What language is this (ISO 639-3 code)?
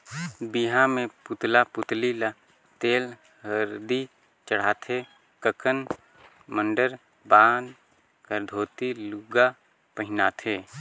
hne